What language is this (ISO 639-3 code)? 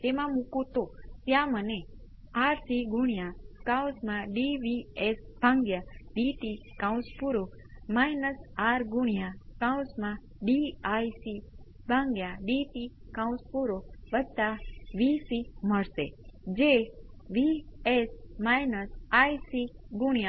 guj